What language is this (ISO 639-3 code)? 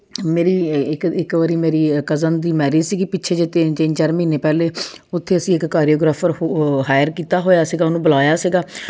pan